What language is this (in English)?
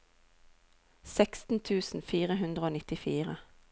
Norwegian